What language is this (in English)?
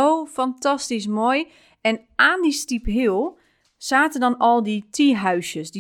Dutch